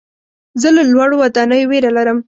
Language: Pashto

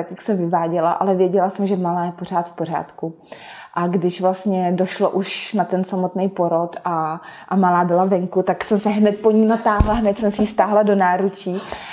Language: Czech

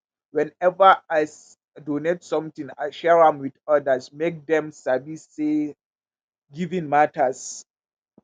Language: Nigerian Pidgin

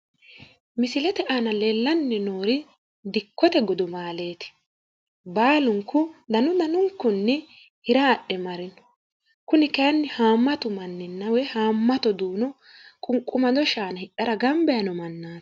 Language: Sidamo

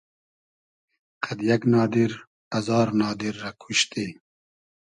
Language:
Hazaragi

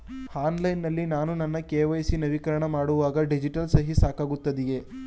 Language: Kannada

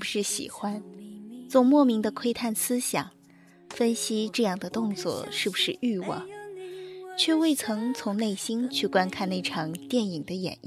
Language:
Chinese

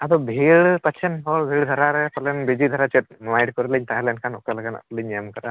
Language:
Santali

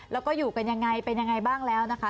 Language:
Thai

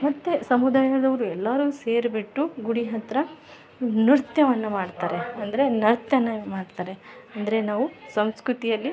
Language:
Kannada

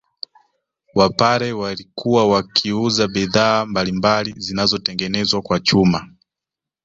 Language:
Swahili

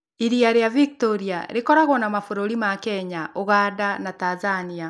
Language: Kikuyu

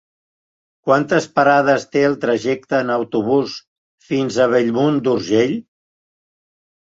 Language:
Catalan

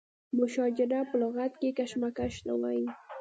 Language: Pashto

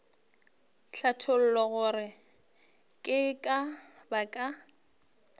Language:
Northern Sotho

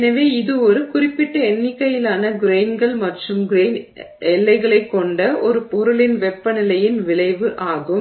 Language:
Tamil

